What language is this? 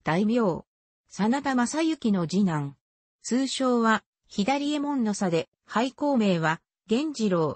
Japanese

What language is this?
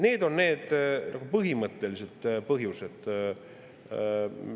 Estonian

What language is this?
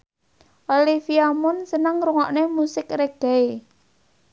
Javanese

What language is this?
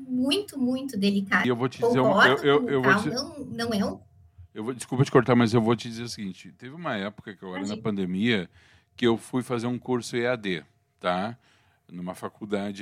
Portuguese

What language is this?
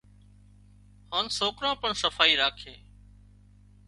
Wadiyara Koli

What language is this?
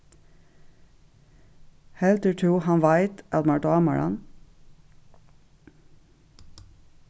Faroese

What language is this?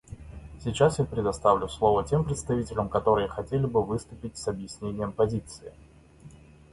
Russian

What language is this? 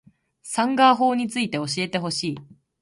Japanese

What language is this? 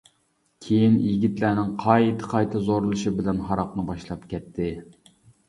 Uyghur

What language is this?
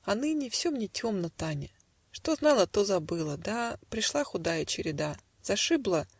Russian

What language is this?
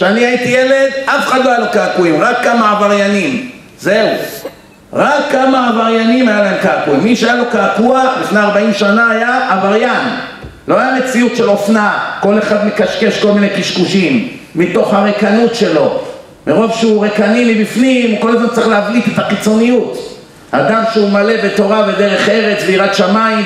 Hebrew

